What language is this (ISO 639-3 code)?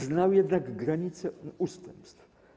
pol